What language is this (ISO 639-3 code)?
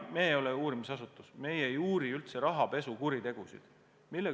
est